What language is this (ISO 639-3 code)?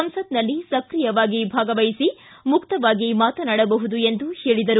kan